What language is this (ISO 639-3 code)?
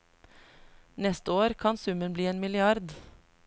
nor